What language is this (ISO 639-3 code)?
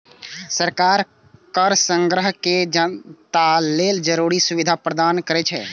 mai